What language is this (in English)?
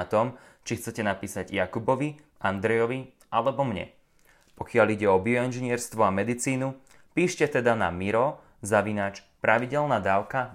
Slovak